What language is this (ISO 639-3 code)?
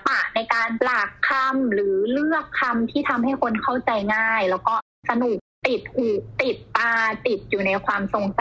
tha